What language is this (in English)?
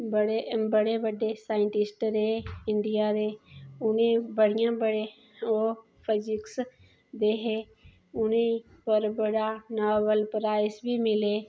Dogri